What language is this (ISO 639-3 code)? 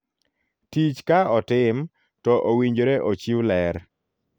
luo